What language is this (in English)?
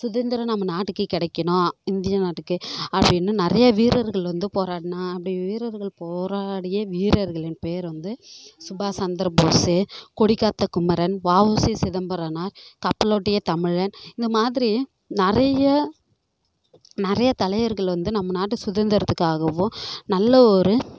Tamil